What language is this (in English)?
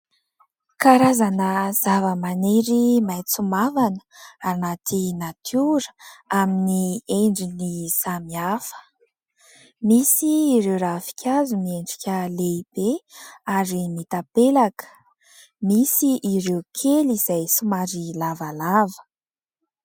Malagasy